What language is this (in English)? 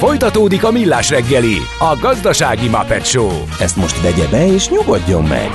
Hungarian